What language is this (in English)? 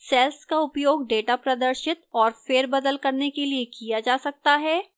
Hindi